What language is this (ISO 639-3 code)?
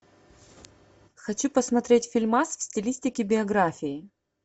rus